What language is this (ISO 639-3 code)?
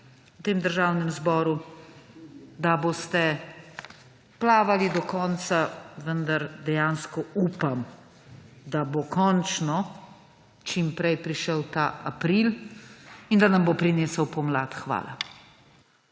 slv